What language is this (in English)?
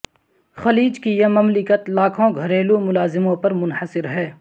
Urdu